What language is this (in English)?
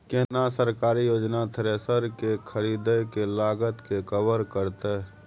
Maithili